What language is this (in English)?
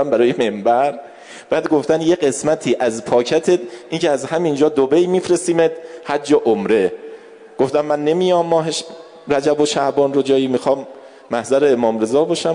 Persian